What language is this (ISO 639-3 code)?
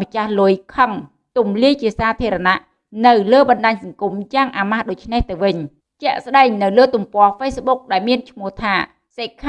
vie